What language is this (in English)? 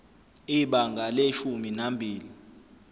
Zulu